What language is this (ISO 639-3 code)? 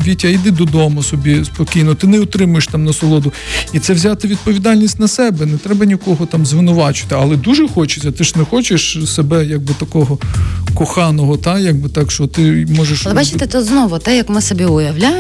ukr